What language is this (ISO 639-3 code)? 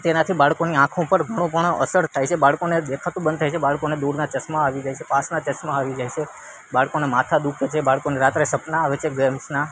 guj